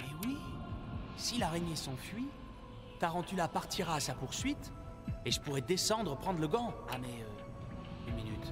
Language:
French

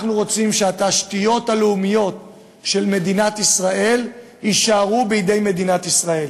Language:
Hebrew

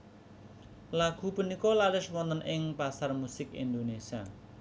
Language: Javanese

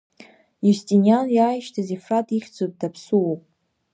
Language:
Abkhazian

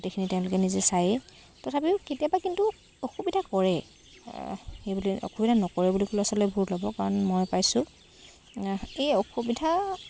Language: Assamese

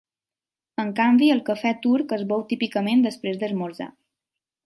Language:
Catalan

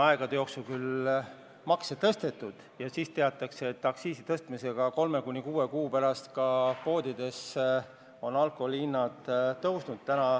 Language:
Estonian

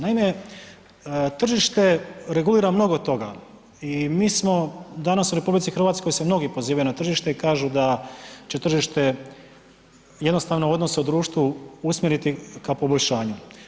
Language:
Croatian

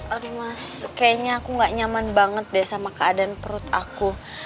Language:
Indonesian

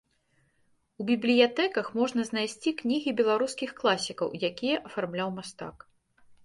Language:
Belarusian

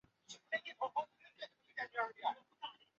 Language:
Chinese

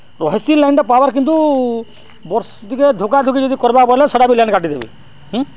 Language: Odia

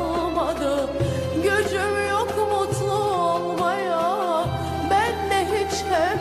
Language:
Turkish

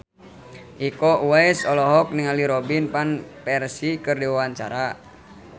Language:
Sundanese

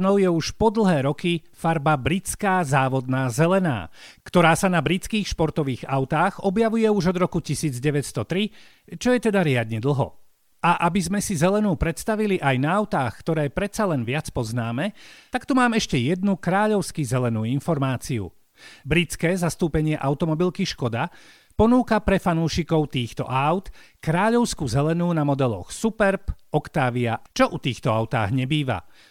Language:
Slovak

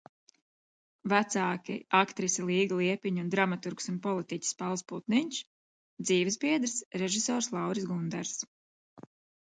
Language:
Latvian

